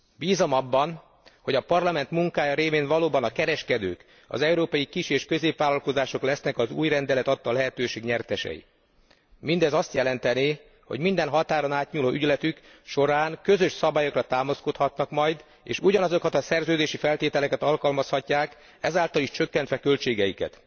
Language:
Hungarian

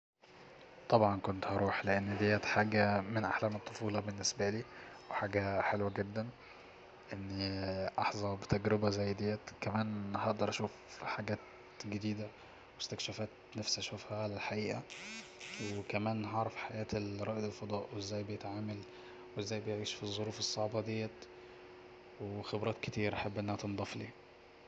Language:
Egyptian Arabic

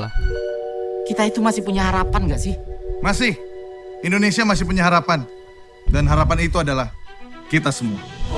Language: Indonesian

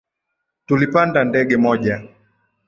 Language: Swahili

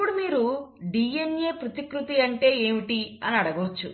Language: Telugu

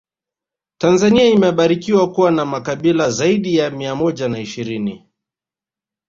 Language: Swahili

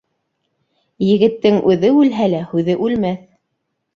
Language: Bashkir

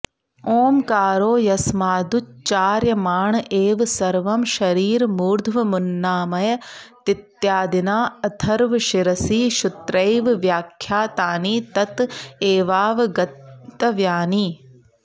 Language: Sanskrit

